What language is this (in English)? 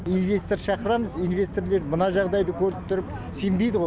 Kazakh